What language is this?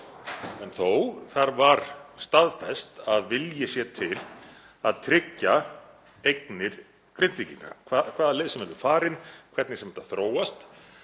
Icelandic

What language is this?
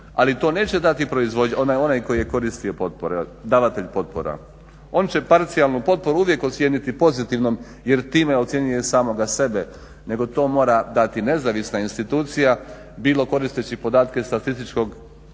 Croatian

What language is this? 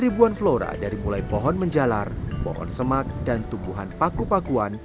Indonesian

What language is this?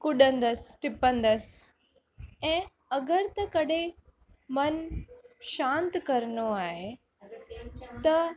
Sindhi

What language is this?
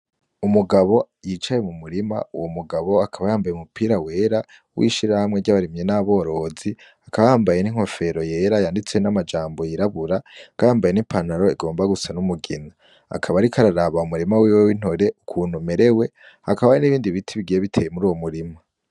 Rundi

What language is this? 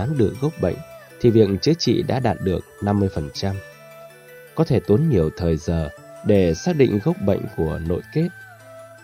Vietnamese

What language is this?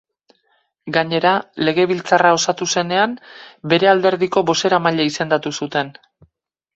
Basque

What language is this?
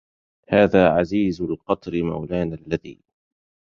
Arabic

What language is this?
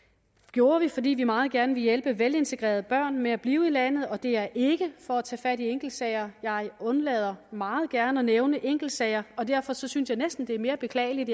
Danish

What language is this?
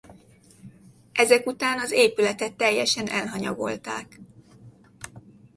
Hungarian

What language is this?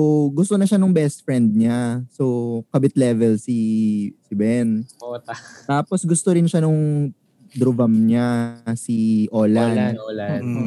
Filipino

